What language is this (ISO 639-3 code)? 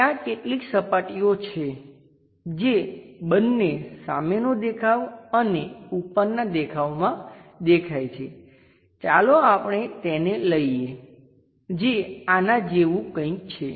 guj